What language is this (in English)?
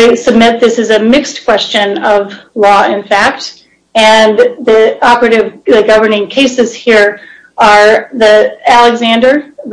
English